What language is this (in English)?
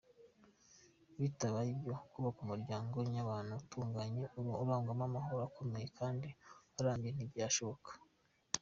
Kinyarwanda